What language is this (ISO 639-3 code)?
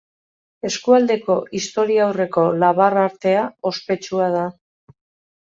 eus